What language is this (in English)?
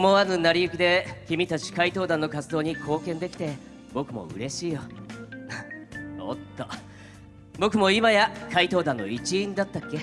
Japanese